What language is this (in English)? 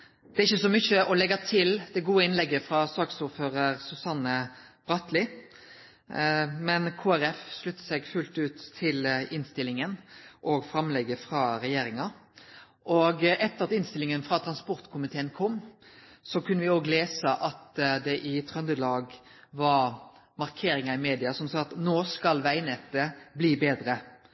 Norwegian